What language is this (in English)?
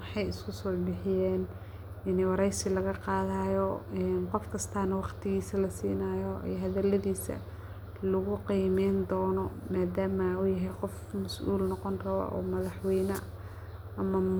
Somali